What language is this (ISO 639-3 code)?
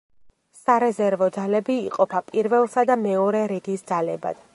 kat